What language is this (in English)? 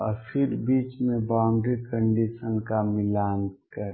Hindi